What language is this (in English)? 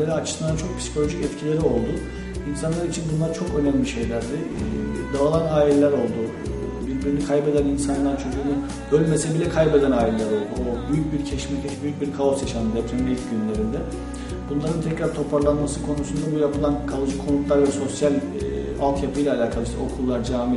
Turkish